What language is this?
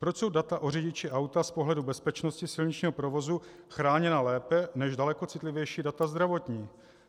Czech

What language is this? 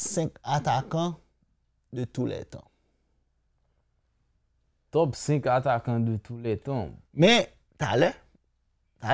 French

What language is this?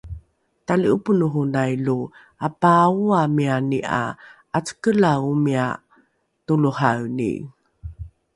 Rukai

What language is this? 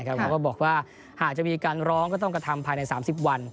Thai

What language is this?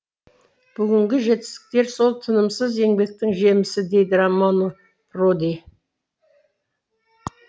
Kazakh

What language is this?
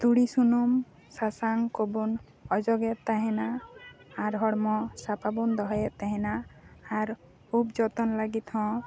Santali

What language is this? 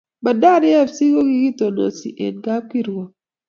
Kalenjin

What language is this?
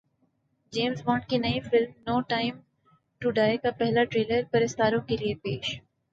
Urdu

